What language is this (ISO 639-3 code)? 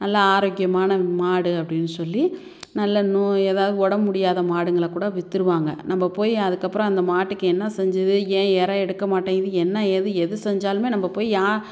tam